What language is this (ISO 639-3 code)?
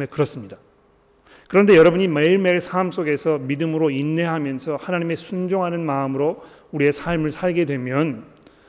kor